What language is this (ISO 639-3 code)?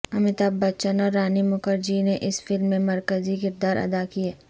urd